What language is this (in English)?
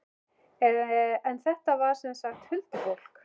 Icelandic